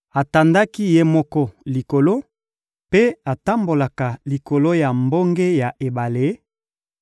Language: Lingala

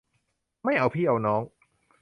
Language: Thai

